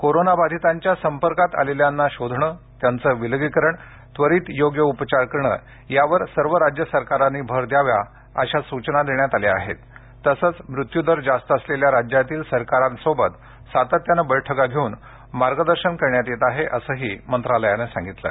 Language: Marathi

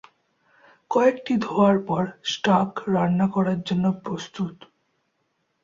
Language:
Bangla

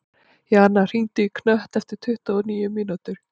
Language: Icelandic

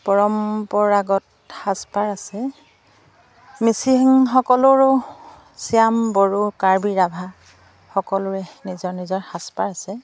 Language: Assamese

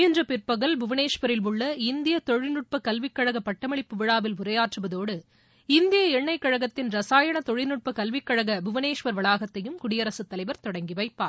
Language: Tamil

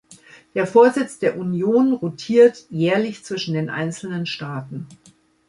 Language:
German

